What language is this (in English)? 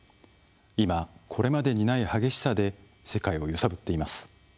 Japanese